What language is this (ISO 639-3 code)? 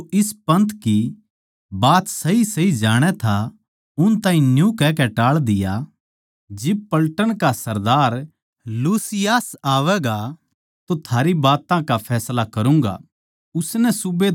bgc